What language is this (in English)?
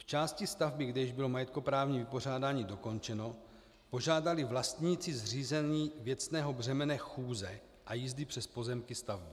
Czech